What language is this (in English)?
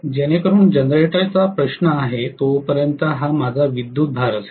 Marathi